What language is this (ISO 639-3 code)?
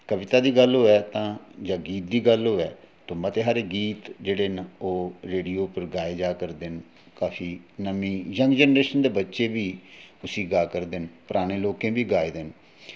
doi